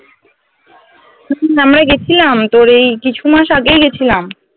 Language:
Bangla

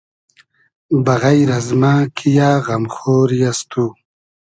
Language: Hazaragi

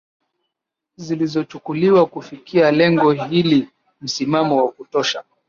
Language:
Swahili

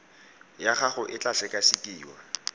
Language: Tswana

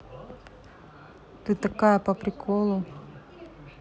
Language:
Russian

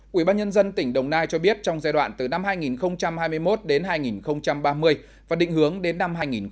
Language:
Vietnamese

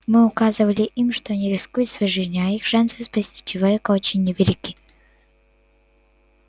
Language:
Russian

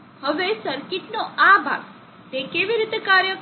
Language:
Gujarati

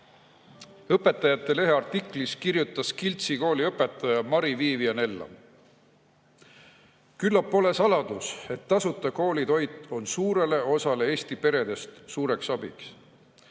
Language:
Estonian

